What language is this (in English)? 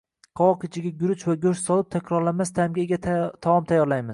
Uzbek